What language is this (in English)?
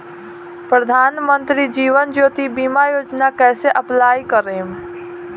Bhojpuri